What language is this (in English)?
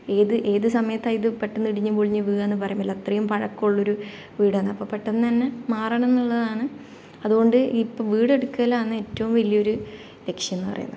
Malayalam